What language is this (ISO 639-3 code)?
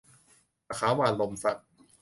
tha